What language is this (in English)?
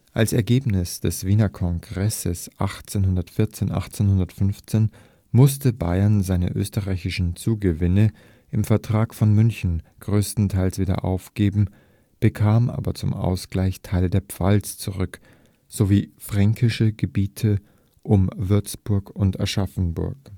German